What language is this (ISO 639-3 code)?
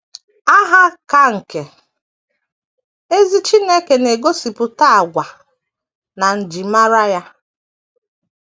ibo